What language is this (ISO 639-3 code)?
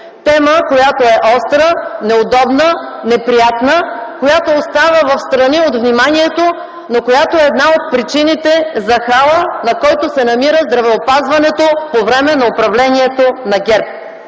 bul